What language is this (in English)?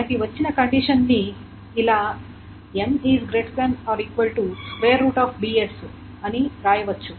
Telugu